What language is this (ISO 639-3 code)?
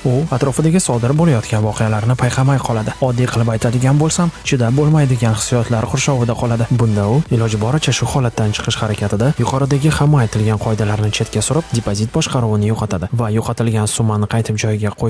uzb